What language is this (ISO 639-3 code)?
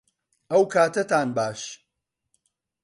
ckb